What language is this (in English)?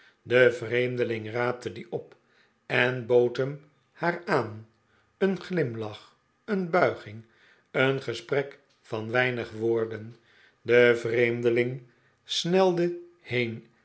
Dutch